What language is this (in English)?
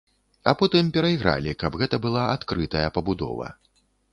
Belarusian